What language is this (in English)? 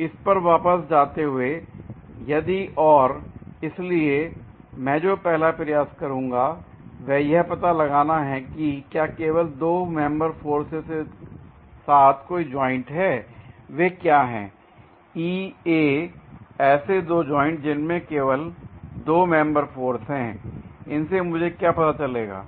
Hindi